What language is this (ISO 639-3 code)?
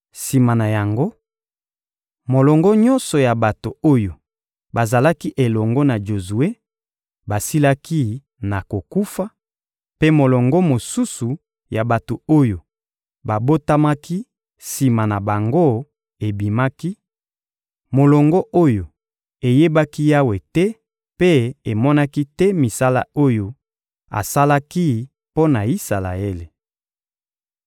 lin